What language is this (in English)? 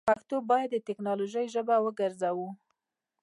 Pashto